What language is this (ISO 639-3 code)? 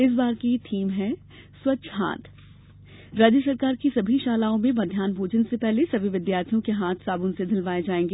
hin